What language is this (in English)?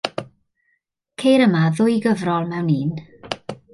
Welsh